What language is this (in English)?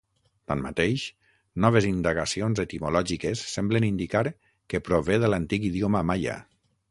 Catalan